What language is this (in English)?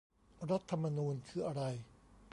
Thai